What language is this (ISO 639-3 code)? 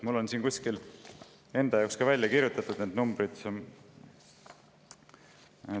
est